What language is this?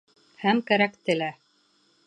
Bashkir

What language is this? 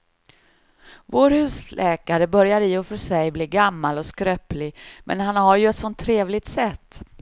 Swedish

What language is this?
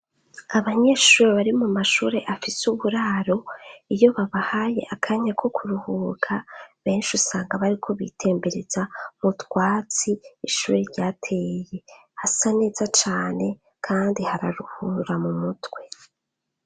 Rundi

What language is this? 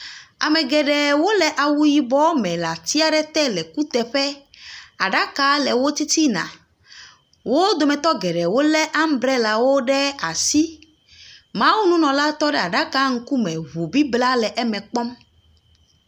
Ewe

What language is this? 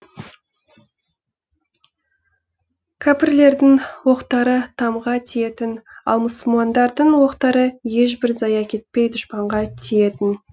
Kazakh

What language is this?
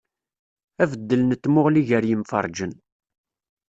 Kabyle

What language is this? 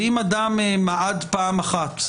Hebrew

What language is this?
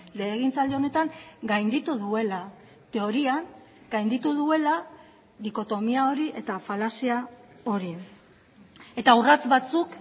Basque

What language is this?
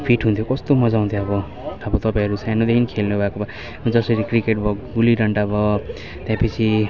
Nepali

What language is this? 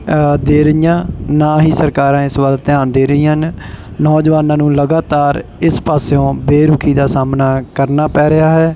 Punjabi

